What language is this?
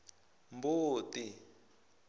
Tsonga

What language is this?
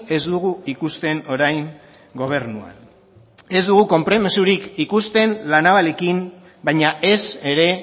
Basque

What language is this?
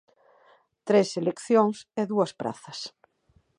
Galician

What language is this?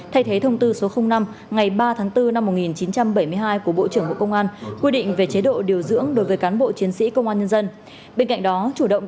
Vietnamese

